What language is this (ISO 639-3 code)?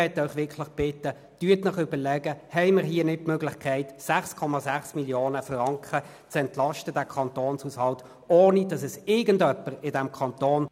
gsw